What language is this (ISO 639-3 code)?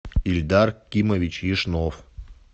rus